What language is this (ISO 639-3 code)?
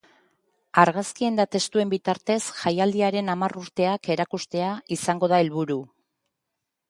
eus